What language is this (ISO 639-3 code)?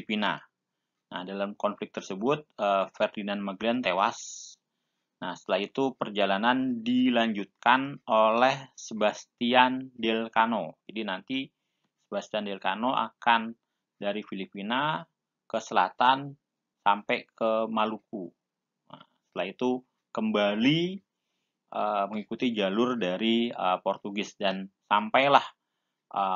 ind